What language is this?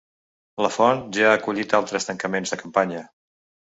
Catalan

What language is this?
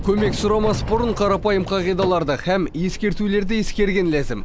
Kazakh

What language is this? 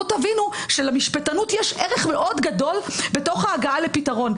Hebrew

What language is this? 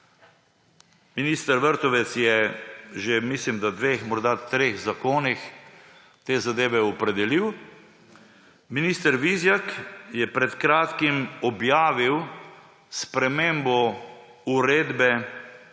Slovenian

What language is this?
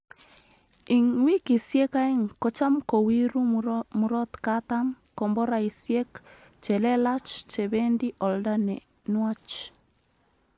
Kalenjin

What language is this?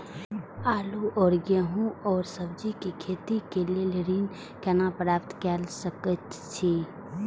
Maithili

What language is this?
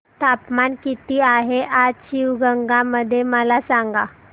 Marathi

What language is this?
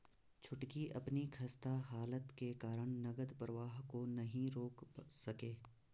Hindi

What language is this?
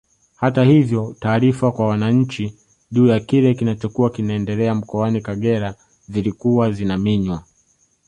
Swahili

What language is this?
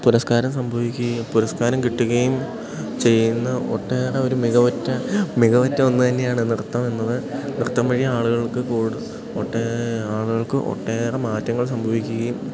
Malayalam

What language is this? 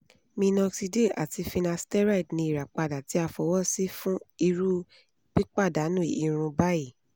Yoruba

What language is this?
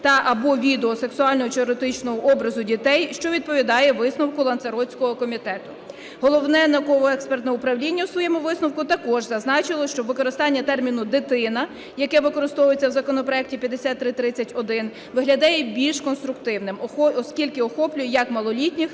Ukrainian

